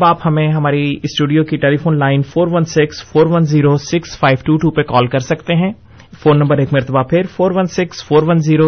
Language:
Urdu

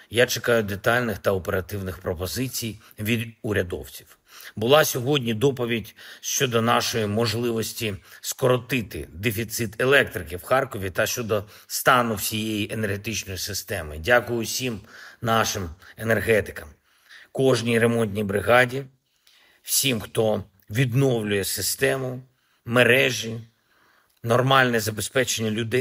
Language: Ukrainian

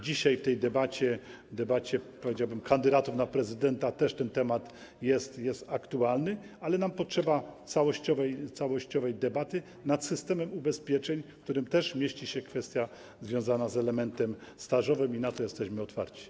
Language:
Polish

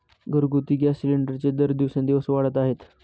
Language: Marathi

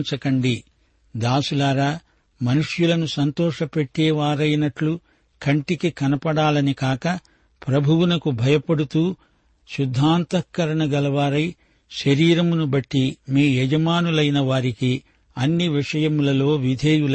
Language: Telugu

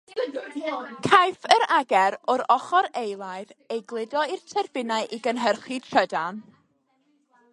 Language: Welsh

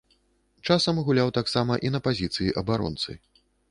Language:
Belarusian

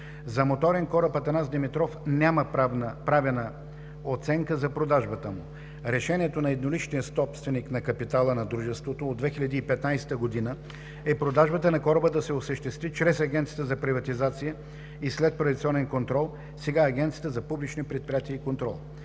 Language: Bulgarian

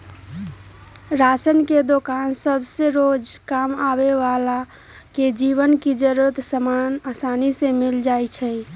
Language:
Magahi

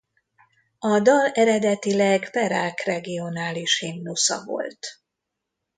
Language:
Hungarian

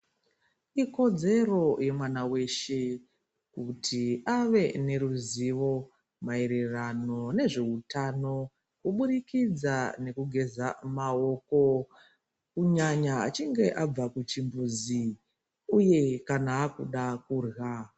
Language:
Ndau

